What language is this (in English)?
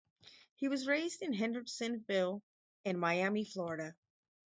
English